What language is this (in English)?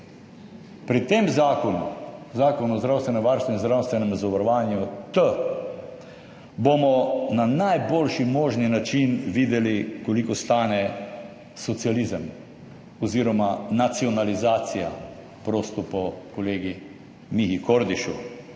Slovenian